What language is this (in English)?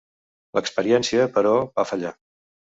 Catalan